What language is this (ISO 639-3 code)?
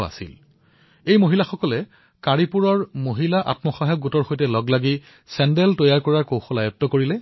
asm